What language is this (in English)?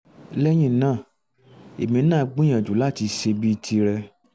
Yoruba